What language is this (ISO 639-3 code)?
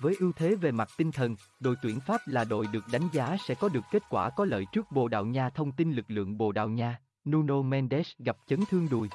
vie